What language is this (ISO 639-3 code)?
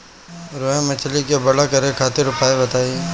bho